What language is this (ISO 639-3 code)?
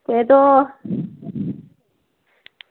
doi